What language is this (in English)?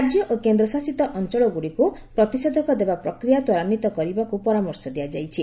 Odia